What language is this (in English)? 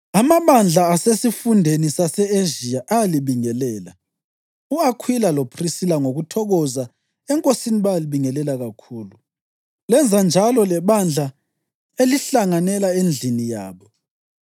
North Ndebele